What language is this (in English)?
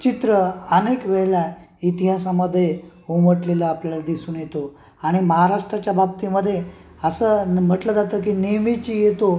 Marathi